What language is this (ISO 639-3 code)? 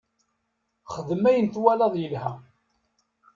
kab